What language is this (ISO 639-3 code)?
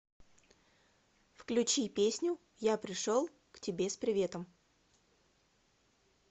rus